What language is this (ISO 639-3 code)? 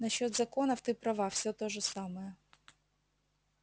rus